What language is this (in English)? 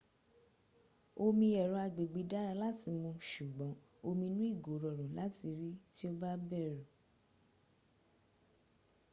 Yoruba